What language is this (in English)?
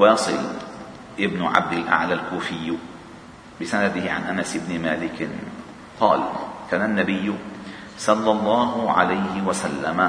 Arabic